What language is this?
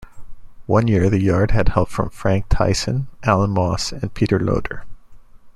English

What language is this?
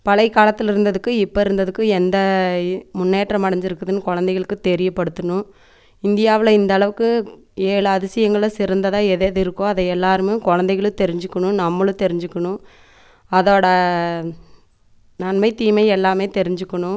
Tamil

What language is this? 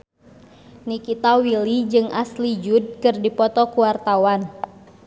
Sundanese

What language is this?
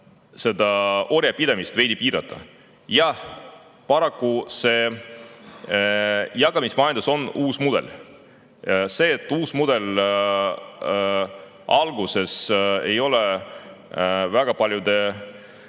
Estonian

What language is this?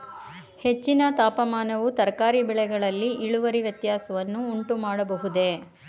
Kannada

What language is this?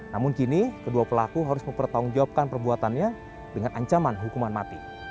Indonesian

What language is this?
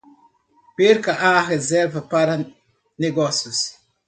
Portuguese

